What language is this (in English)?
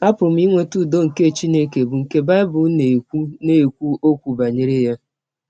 Igbo